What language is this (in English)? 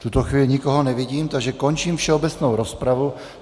Czech